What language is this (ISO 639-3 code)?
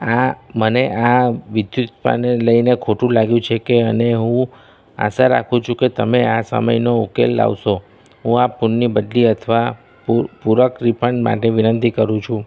guj